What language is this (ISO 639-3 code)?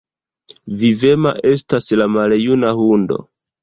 epo